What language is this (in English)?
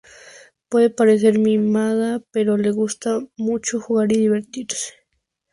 Spanish